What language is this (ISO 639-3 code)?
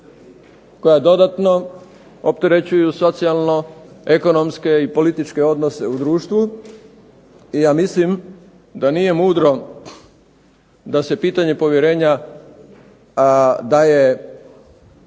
hrv